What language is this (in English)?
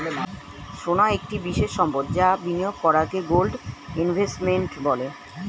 Bangla